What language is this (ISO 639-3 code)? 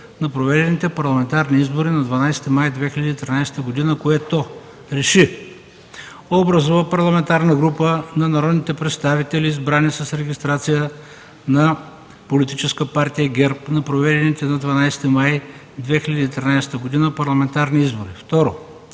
bul